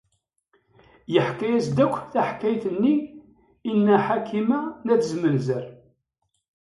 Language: Kabyle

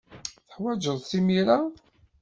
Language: Kabyle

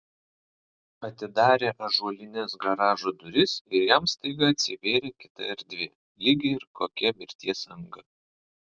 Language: Lithuanian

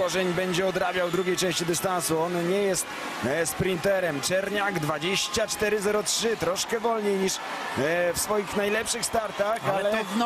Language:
Polish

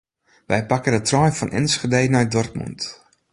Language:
Western Frisian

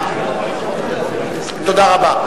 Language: Hebrew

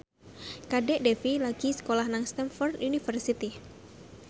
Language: Javanese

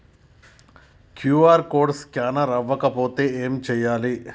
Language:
Telugu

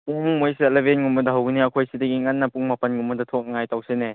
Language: Manipuri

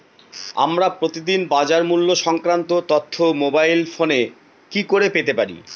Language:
Bangla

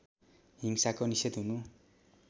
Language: Nepali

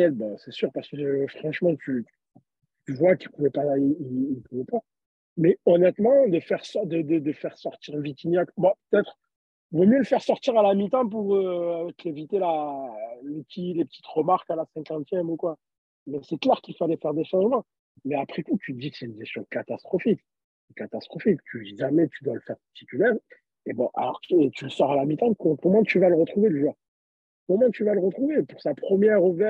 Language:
French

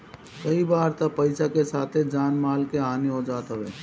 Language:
Bhojpuri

